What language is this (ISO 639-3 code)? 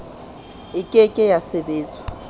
sot